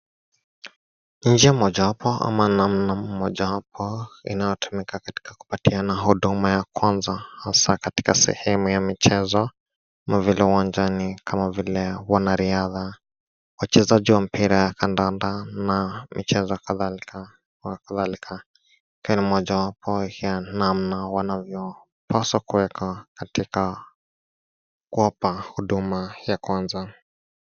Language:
Swahili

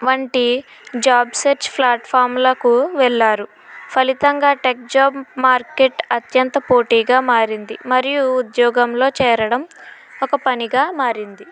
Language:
Telugu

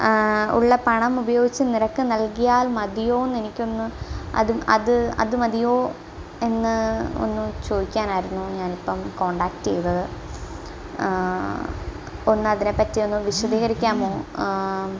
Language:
Malayalam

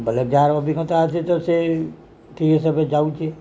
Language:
Odia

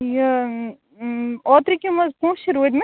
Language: Kashmiri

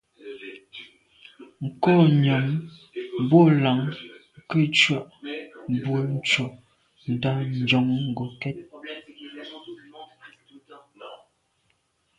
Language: Medumba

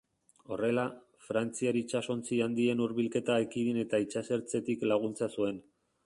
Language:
Basque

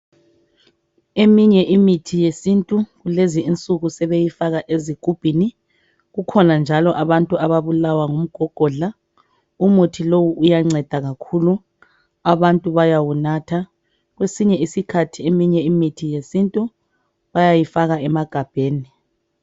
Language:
North Ndebele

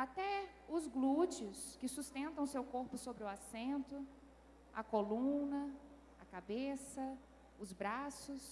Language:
Portuguese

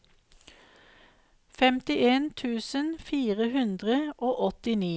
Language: Norwegian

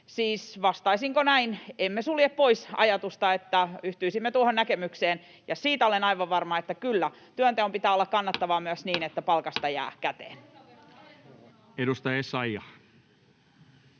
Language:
Finnish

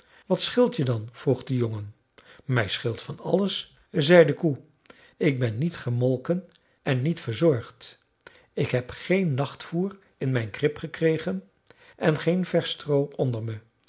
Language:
Dutch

